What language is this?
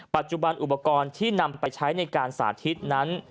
Thai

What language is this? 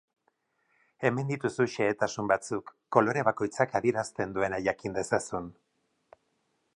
Basque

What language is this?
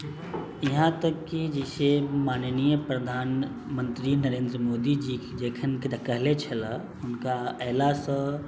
Maithili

